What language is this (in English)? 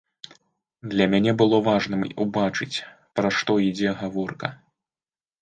Belarusian